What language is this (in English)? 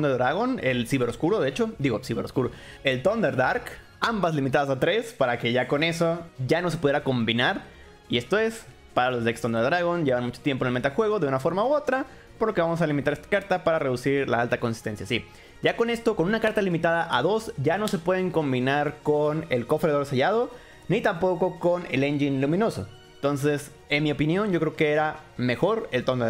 Spanish